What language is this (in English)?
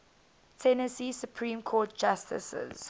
English